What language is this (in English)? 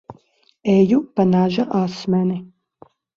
Latvian